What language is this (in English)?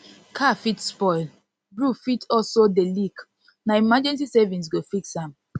Nigerian Pidgin